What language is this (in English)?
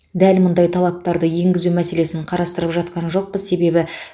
Kazakh